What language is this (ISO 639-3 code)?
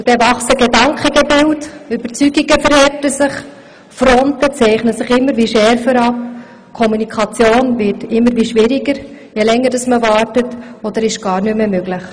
gsw